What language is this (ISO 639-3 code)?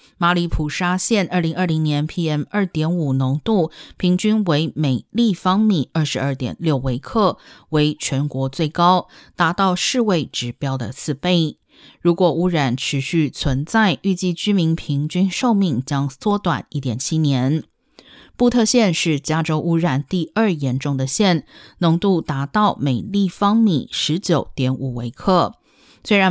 zho